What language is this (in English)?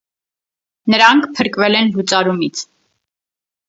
Armenian